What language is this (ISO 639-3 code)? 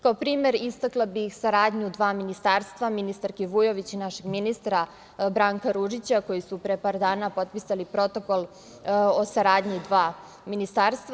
srp